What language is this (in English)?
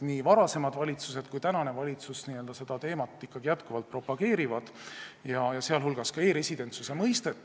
Estonian